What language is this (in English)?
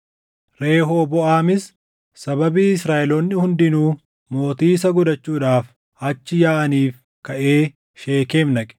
Oromo